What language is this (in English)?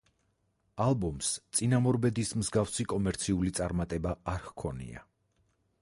Georgian